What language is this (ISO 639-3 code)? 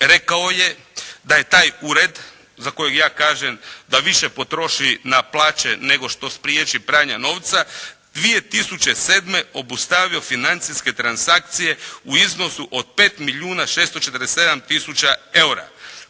hrv